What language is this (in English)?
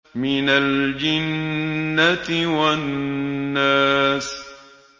Arabic